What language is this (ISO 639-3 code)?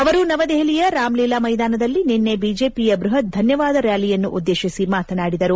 kan